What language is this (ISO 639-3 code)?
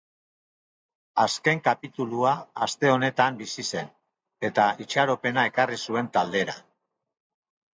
eus